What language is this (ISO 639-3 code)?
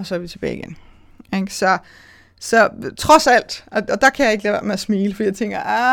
dan